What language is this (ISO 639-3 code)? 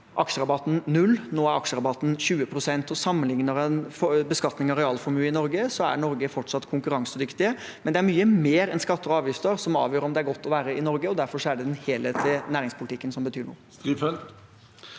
nor